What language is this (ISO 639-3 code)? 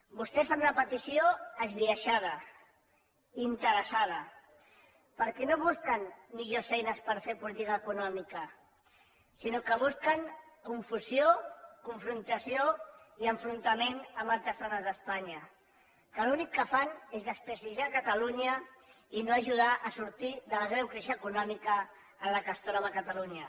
cat